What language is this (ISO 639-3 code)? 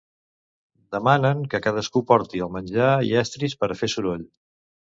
cat